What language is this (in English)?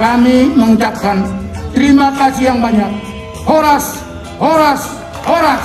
Indonesian